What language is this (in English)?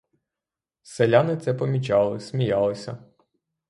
Ukrainian